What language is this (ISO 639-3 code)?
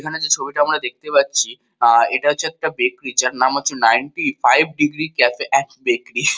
ben